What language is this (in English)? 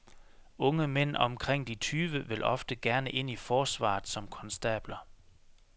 Danish